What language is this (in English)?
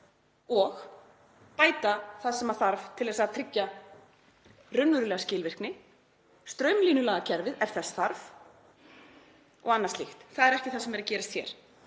Icelandic